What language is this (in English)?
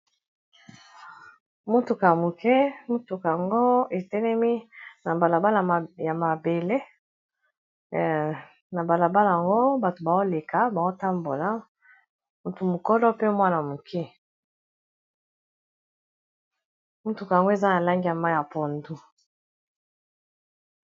Lingala